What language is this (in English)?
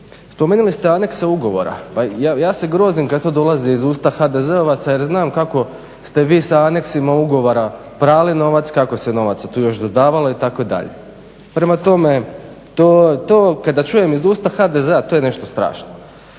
Croatian